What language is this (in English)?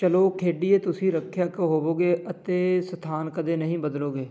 Punjabi